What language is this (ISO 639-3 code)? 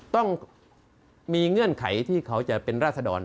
tha